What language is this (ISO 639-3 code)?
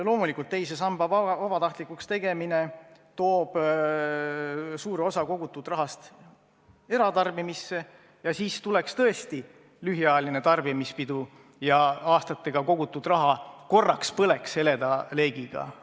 est